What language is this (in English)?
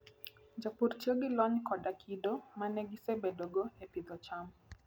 Luo (Kenya and Tanzania)